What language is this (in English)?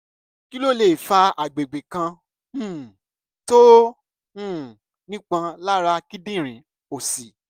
Yoruba